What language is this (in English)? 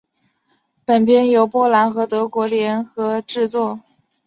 Chinese